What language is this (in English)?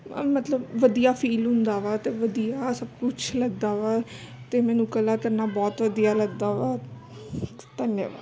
Punjabi